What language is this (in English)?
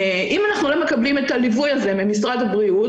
Hebrew